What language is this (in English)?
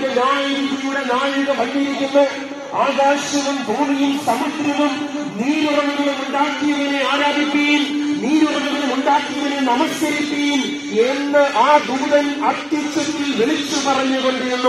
Arabic